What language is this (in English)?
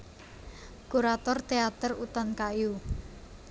Javanese